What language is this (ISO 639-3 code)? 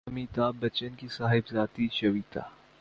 urd